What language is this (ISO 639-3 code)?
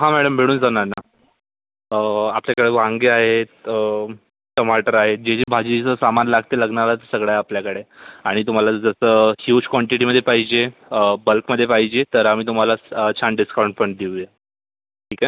mar